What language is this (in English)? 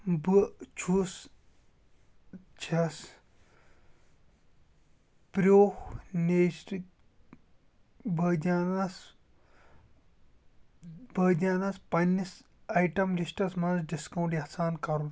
Kashmiri